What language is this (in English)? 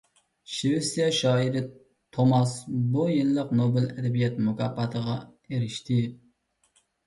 Uyghur